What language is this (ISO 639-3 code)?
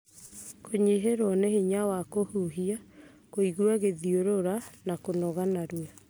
kik